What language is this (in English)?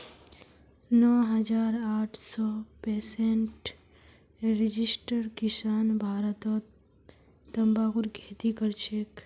Magahi